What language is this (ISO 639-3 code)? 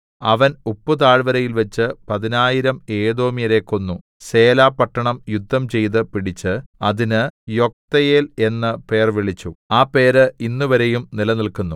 mal